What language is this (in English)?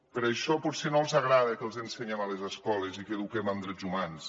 Catalan